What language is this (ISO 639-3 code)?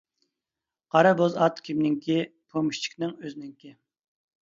uig